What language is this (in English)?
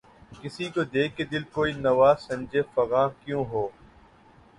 Urdu